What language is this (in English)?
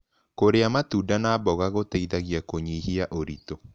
Kikuyu